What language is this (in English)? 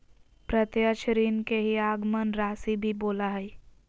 Magahi